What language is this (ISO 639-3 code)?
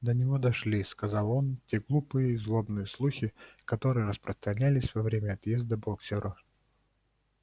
rus